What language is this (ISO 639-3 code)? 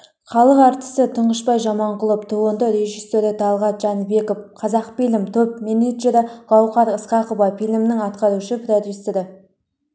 kaz